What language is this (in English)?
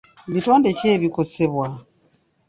Ganda